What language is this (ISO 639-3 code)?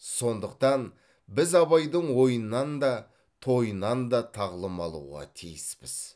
kaz